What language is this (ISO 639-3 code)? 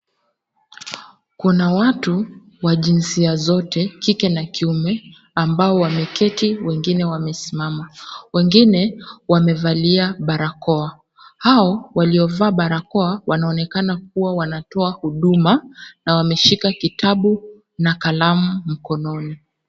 swa